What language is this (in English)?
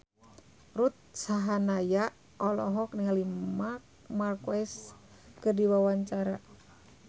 Sundanese